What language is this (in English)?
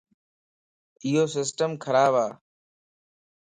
Lasi